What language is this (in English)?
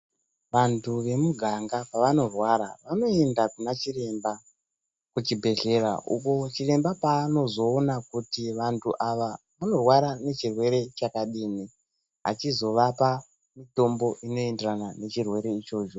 Ndau